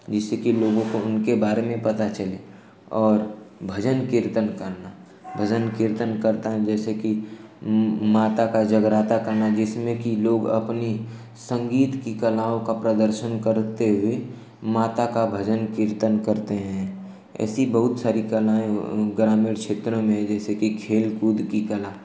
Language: Hindi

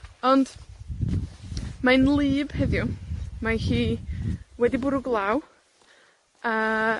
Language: Welsh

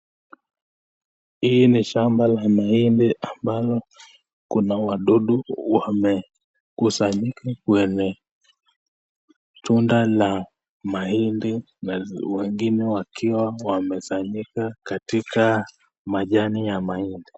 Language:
Swahili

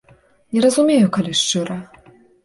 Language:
Belarusian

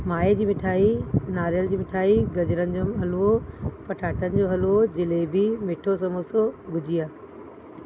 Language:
Sindhi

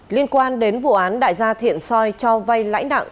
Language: Vietnamese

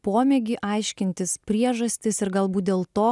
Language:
Lithuanian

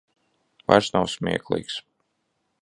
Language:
Latvian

